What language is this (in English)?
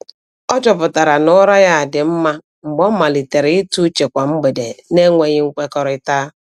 Igbo